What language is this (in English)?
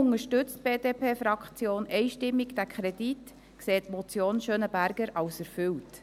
Swiss German